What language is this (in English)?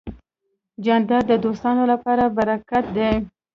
Pashto